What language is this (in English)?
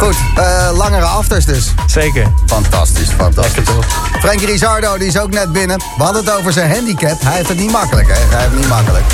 Dutch